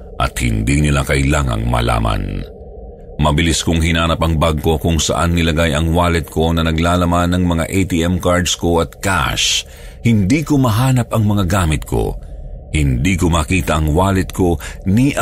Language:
Filipino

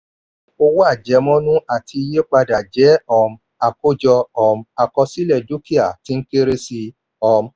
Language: Yoruba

